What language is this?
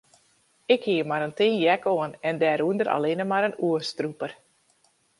Western Frisian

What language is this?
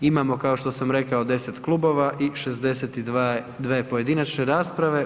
Croatian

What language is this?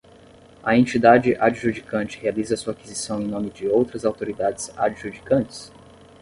Portuguese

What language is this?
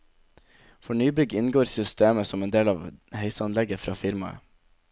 Norwegian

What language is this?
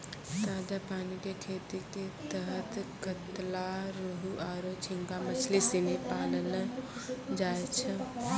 Maithili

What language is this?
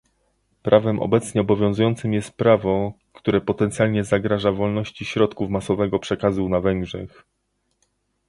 Polish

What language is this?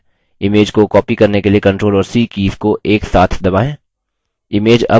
Hindi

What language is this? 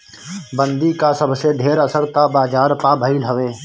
Bhojpuri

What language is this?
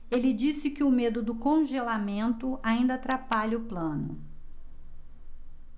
Portuguese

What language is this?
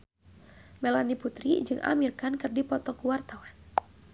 Sundanese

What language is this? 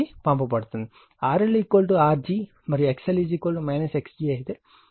Telugu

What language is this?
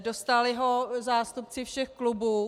Czech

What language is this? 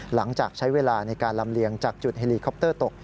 Thai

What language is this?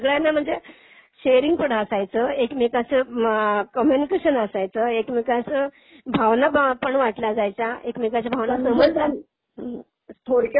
Marathi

